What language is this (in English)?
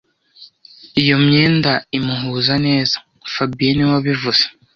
Kinyarwanda